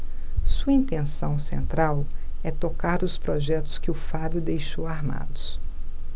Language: Portuguese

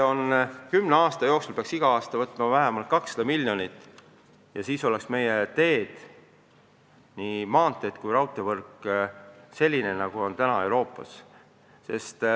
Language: Estonian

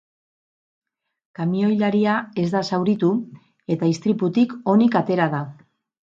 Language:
Basque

